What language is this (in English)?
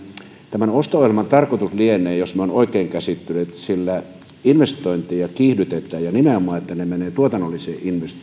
Finnish